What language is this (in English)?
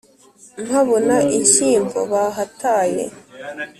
Kinyarwanda